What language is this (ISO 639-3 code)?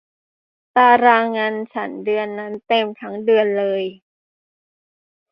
tha